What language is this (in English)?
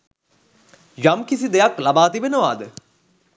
Sinhala